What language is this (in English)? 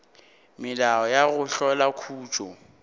Northern Sotho